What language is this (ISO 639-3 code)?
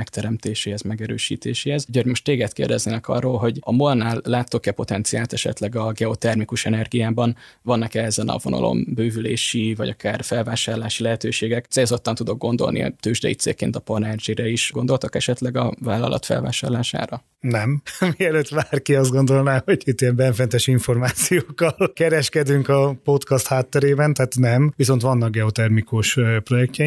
hun